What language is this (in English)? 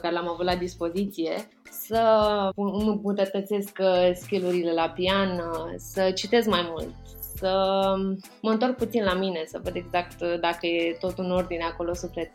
Romanian